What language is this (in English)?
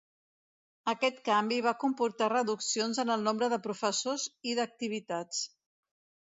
Catalan